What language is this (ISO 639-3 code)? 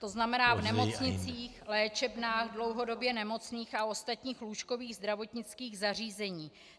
ces